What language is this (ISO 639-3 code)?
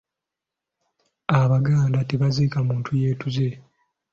lug